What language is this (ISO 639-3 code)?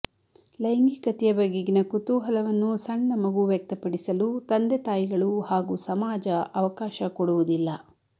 kan